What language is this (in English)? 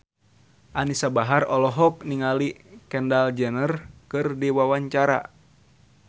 Sundanese